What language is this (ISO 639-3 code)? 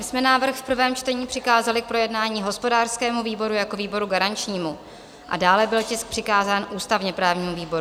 ces